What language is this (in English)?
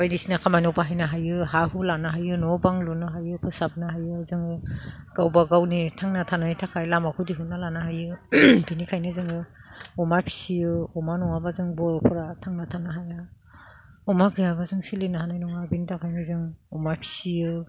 Bodo